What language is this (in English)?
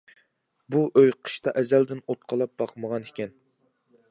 Uyghur